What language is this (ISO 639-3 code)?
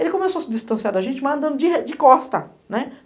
por